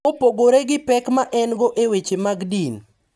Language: Luo (Kenya and Tanzania)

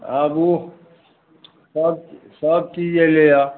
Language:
Maithili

